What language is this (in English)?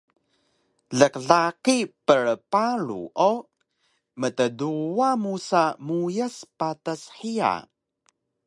Taroko